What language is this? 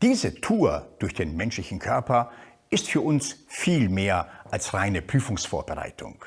German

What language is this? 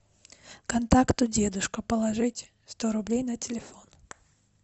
Russian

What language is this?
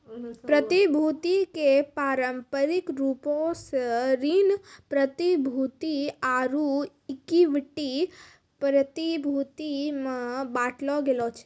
Maithili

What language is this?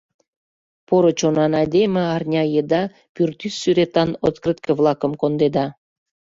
Mari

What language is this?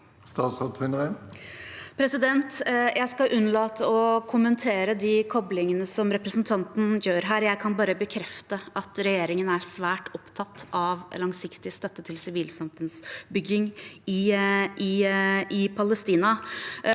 Norwegian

